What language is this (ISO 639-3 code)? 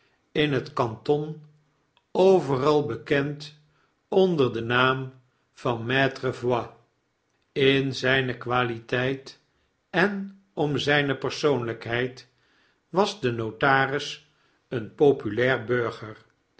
nld